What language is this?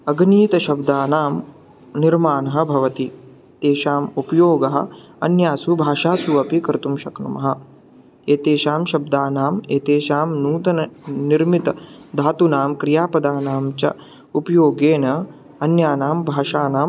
Sanskrit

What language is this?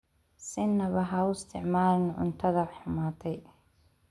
Somali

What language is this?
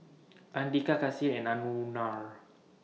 English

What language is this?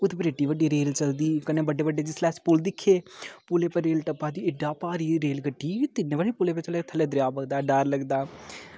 Dogri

